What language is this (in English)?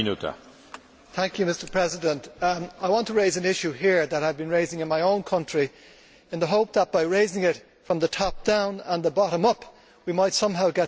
English